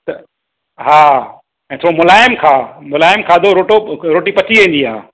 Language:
Sindhi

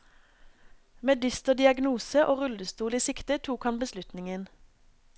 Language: Norwegian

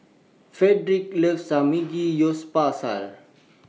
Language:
English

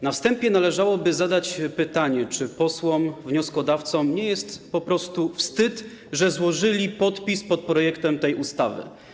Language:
Polish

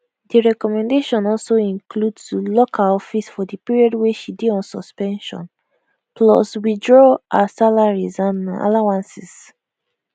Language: Nigerian Pidgin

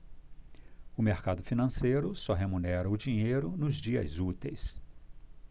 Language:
Portuguese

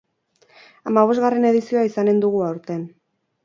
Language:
Basque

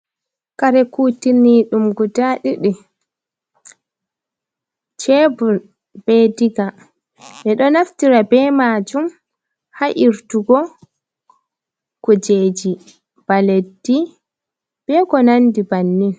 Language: Fula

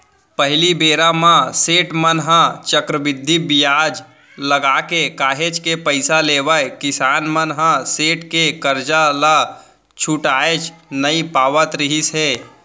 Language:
Chhattisgarhi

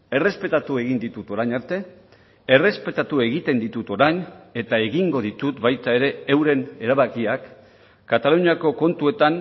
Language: Basque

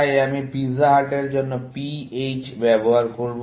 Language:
Bangla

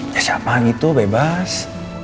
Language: Indonesian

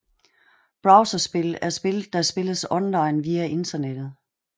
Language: Danish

